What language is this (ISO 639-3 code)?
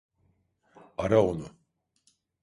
tur